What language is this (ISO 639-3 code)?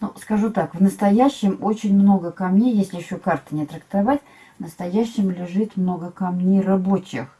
rus